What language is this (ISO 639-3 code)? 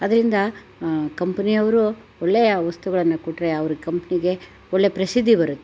kan